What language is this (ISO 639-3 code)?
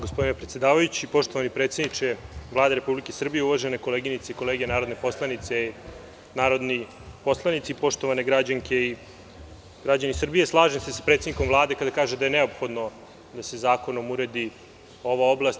srp